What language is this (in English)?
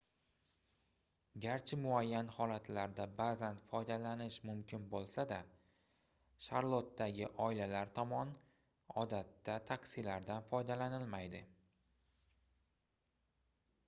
Uzbek